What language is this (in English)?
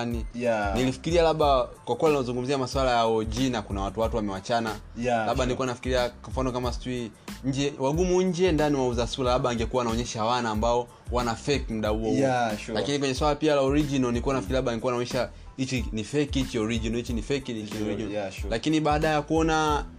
Swahili